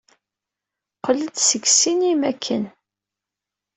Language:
Kabyle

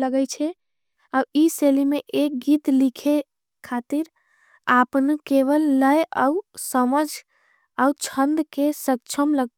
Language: Angika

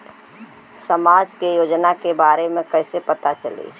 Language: Bhojpuri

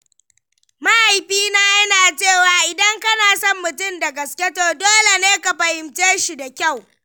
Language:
Hausa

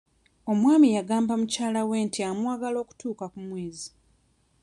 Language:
Ganda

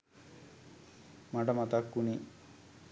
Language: Sinhala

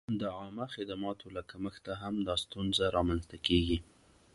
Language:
Pashto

